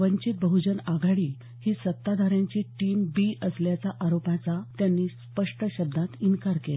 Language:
Marathi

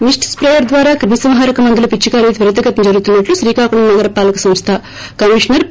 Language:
Telugu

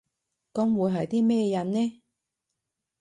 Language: Cantonese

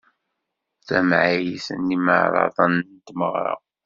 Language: Kabyle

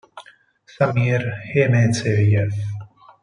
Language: Italian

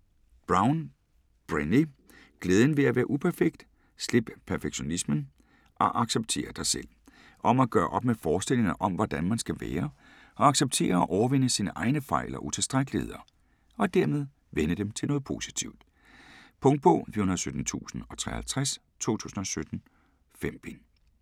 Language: Danish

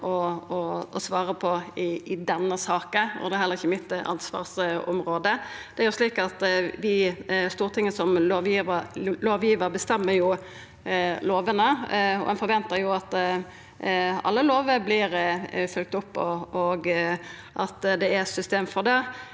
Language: Norwegian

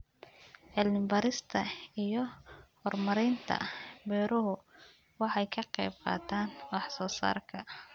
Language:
Somali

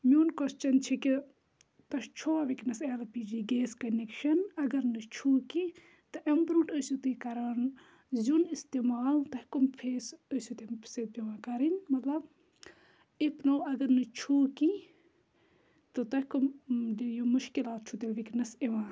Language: Kashmiri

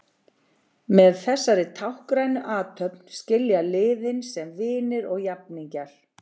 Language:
Icelandic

